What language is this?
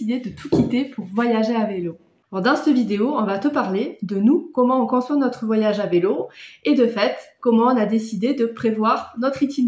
French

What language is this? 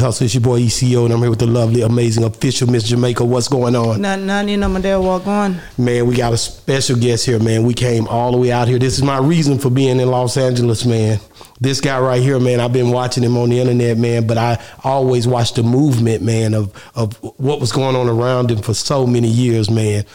English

